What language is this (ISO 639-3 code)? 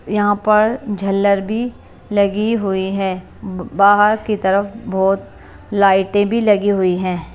hin